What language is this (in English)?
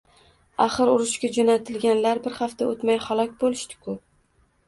Uzbek